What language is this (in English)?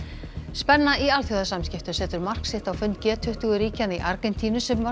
Icelandic